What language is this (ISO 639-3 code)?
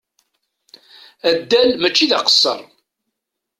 kab